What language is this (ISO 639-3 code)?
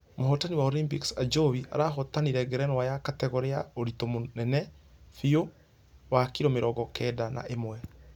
kik